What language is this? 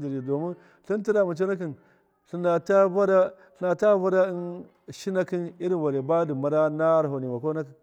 Miya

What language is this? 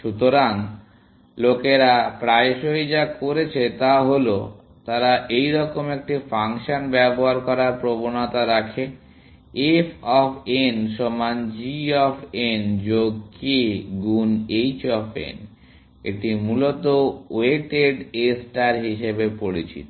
Bangla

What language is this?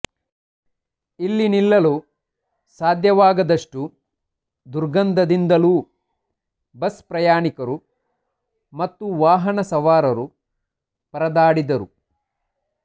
Kannada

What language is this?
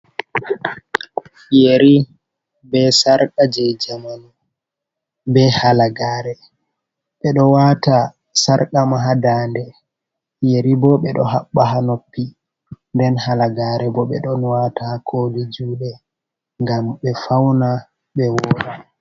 Fula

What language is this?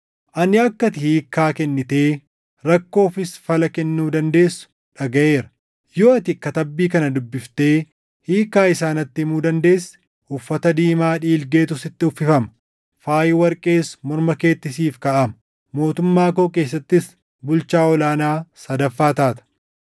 Oromo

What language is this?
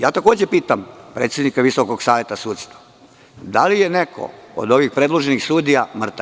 Serbian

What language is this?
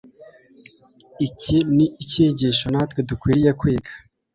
Kinyarwanda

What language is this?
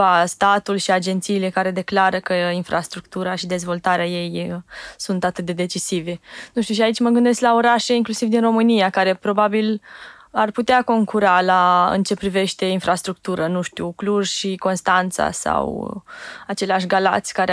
Romanian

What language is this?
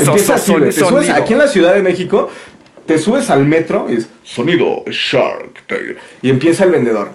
Spanish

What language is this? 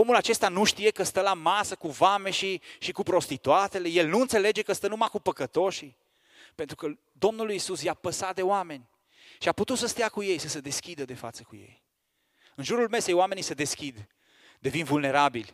Romanian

